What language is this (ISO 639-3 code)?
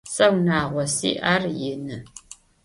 ady